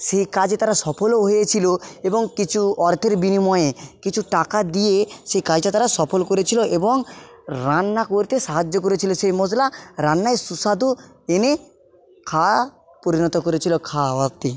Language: Bangla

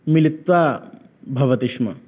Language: Sanskrit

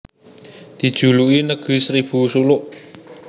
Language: Javanese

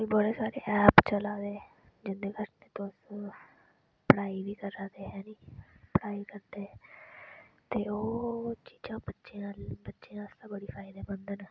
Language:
Dogri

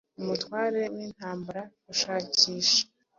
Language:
Kinyarwanda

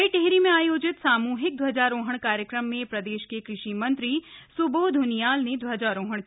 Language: Hindi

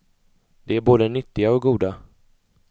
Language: Swedish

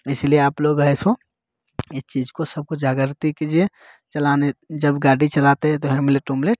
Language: Hindi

